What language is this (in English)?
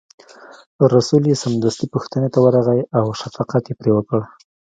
Pashto